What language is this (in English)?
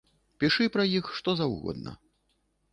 Belarusian